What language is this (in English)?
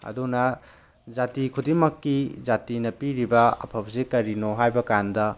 Manipuri